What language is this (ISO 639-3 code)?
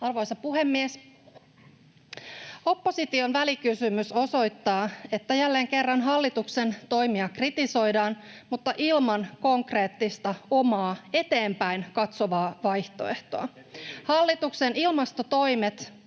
fin